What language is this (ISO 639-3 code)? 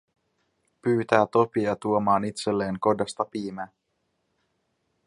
fin